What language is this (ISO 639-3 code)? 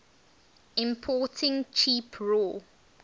eng